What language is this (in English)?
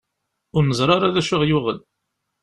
Kabyle